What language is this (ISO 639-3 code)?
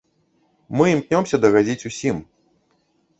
bel